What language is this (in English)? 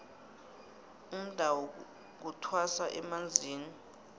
South Ndebele